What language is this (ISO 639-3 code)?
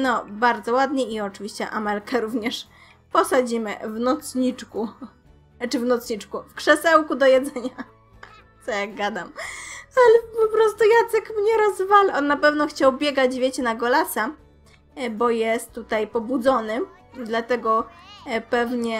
pol